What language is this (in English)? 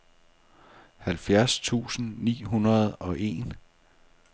Danish